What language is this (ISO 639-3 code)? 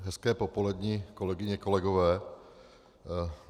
ces